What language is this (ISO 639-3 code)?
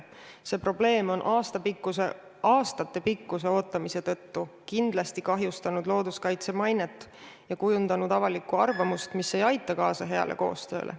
est